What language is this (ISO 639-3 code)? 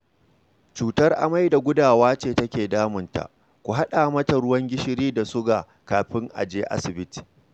hau